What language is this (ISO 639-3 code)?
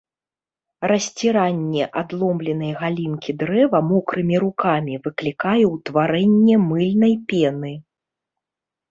bel